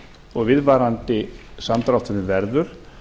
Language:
Icelandic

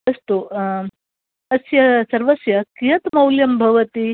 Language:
Sanskrit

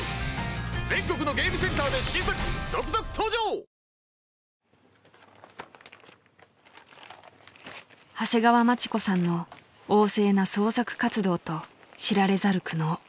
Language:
Japanese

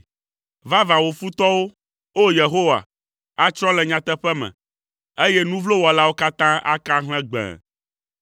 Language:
Ewe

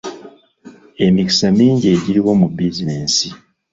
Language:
Ganda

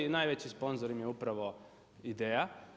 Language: Croatian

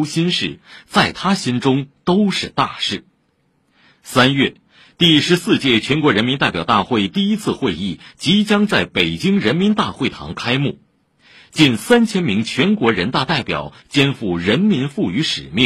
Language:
Chinese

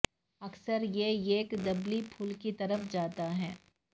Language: Urdu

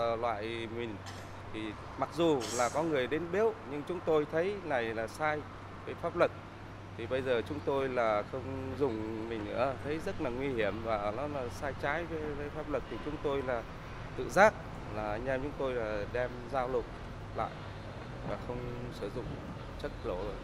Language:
Vietnamese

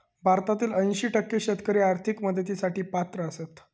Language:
Marathi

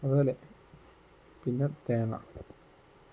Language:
Malayalam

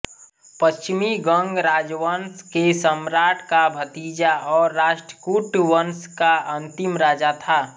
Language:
Hindi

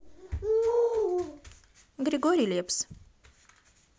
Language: Russian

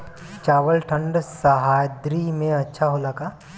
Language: Bhojpuri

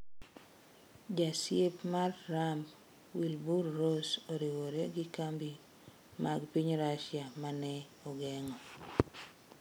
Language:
Luo (Kenya and Tanzania)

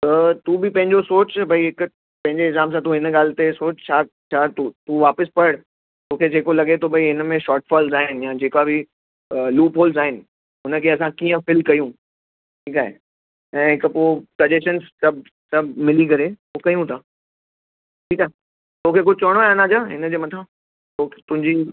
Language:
Sindhi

